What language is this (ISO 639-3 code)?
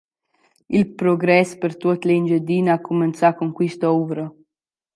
roh